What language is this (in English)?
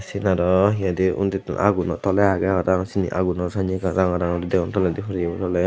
Chakma